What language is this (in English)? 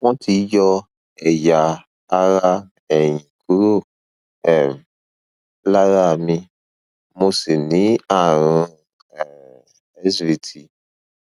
Yoruba